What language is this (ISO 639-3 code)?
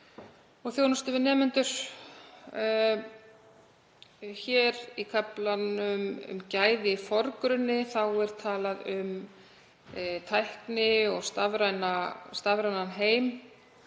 isl